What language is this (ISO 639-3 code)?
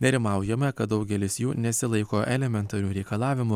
lit